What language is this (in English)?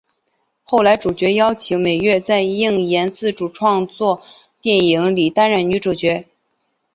Chinese